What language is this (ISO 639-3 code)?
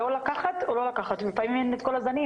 heb